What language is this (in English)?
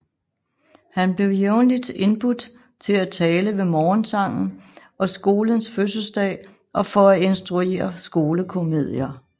Danish